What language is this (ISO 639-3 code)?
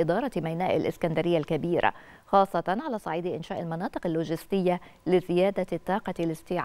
ara